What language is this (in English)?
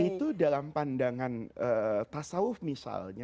Indonesian